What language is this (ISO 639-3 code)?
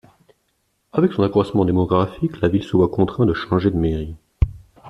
fra